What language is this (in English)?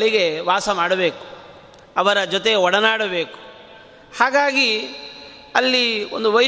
Kannada